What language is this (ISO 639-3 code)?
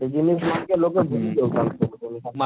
ori